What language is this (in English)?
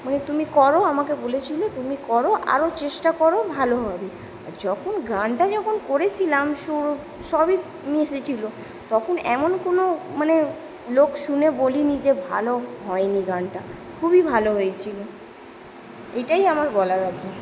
Bangla